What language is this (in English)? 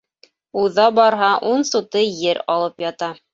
Bashkir